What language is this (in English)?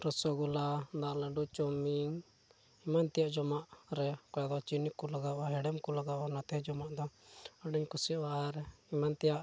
Santali